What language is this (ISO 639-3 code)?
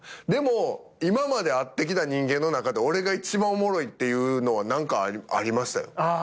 jpn